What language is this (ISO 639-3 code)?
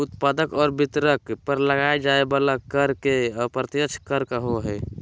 mag